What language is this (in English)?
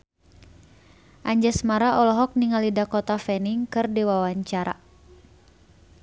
Sundanese